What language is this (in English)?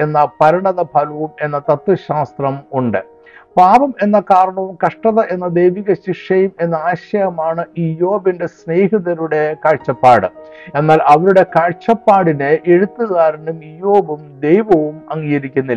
Malayalam